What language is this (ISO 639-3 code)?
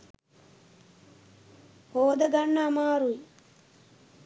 sin